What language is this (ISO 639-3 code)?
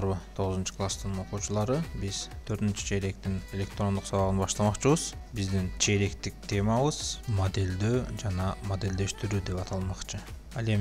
tur